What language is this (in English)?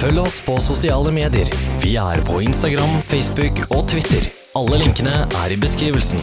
Norwegian